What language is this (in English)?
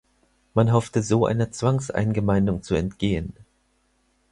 German